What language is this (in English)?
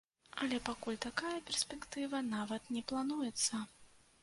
Belarusian